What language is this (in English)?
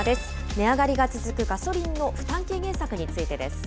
Japanese